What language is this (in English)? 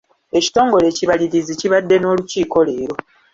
Ganda